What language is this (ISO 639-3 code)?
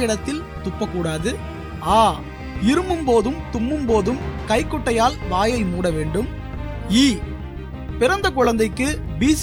tam